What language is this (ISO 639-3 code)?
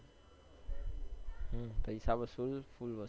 guj